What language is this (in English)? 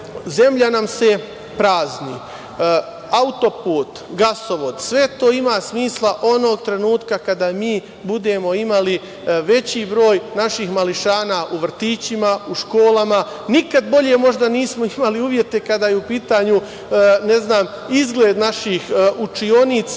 Serbian